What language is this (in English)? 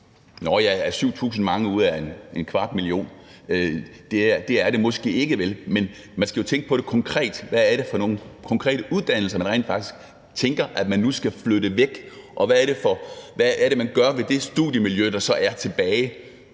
Danish